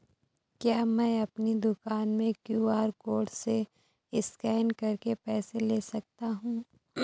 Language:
Hindi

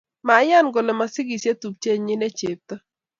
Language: Kalenjin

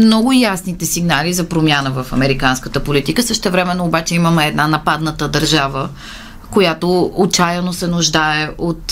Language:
Bulgarian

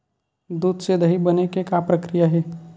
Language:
Chhattisgarhi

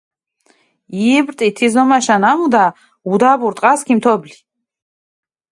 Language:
Mingrelian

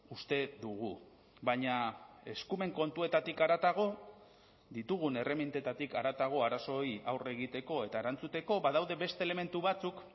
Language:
Basque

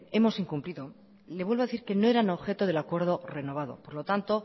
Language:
Spanish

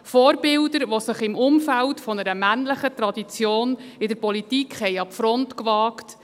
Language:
Swiss German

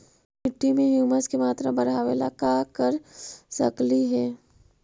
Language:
Magahi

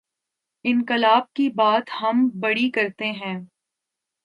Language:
Urdu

